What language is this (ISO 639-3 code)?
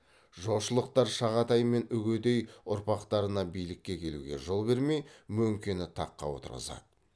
kaz